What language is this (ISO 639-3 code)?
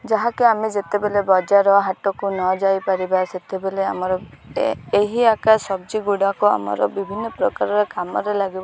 ori